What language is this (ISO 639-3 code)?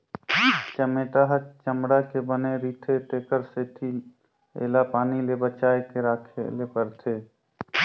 hne